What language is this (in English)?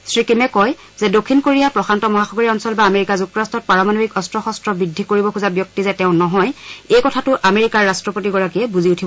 Assamese